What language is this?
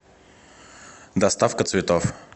Russian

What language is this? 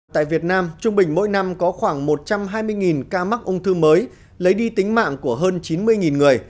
Vietnamese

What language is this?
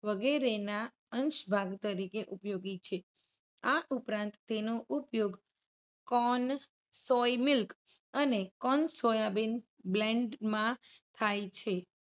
Gujarati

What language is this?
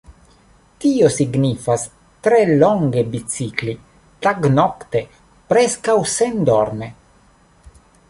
Esperanto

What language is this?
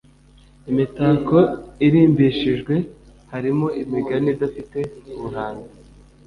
Kinyarwanda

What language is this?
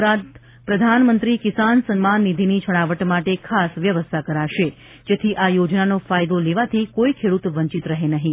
Gujarati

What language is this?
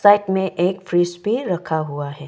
Hindi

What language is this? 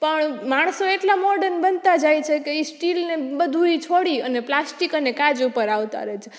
Gujarati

